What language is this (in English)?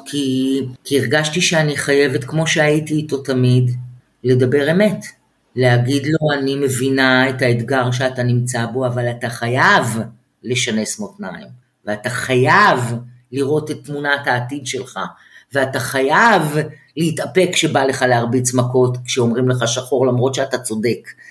Hebrew